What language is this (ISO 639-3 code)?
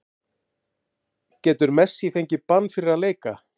isl